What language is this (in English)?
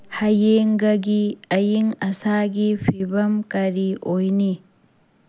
Manipuri